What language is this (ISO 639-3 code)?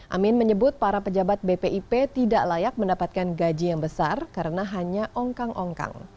ind